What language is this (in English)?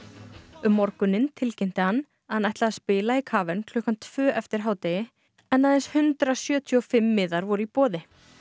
Icelandic